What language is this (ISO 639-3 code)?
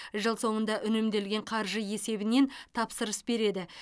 kaz